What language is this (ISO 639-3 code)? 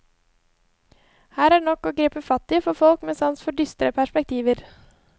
nor